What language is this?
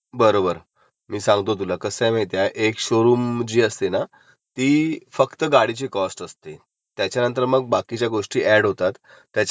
Marathi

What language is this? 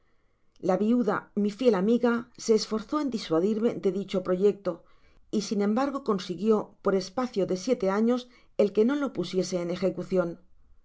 Spanish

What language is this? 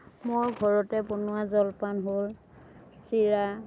Assamese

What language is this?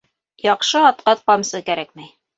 Bashkir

